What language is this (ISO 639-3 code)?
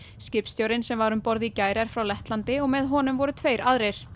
isl